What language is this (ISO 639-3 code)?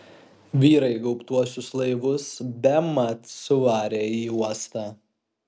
lit